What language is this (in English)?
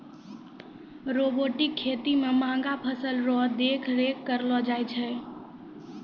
Maithili